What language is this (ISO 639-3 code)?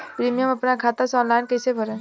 bho